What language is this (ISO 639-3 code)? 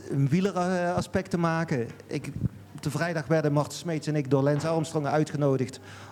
nld